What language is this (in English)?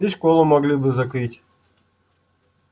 Russian